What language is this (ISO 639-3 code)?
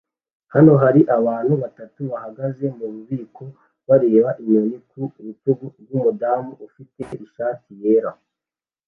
kin